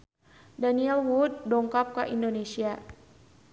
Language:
Sundanese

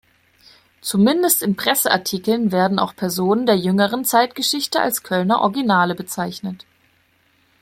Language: German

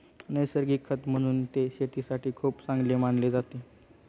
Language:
Marathi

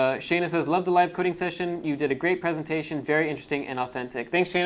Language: English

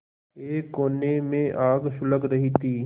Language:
Hindi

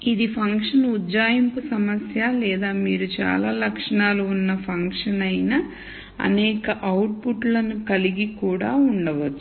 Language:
Telugu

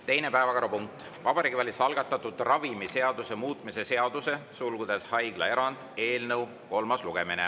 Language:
Estonian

